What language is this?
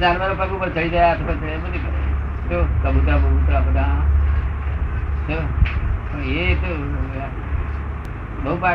Gujarati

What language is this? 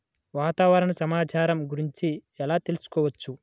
Telugu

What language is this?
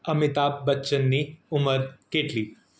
Gujarati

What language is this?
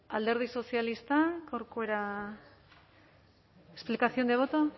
Basque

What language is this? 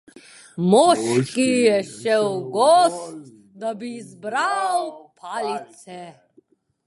Slovenian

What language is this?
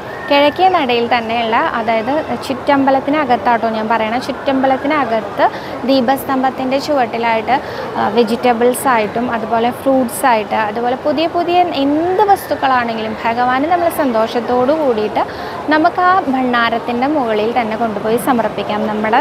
Arabic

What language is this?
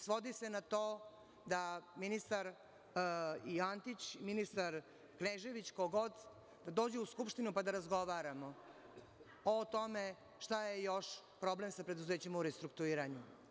Serbian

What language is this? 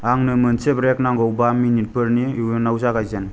Bodo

